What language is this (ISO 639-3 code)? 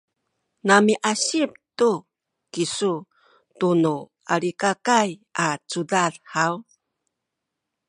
szy